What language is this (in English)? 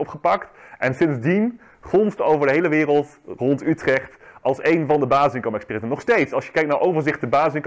Dutch